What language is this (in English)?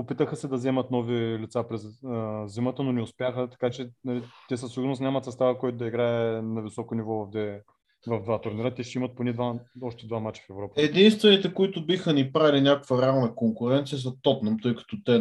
Bulgarian